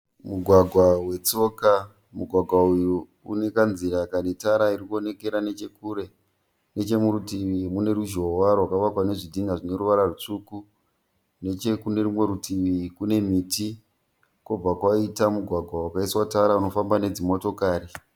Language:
Shona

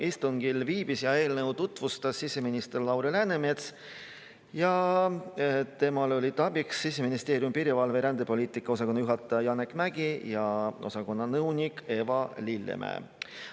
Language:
Estonian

